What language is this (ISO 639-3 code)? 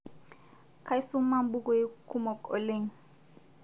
mas